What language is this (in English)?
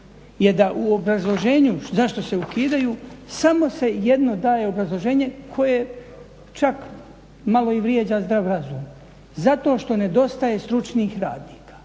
Croatian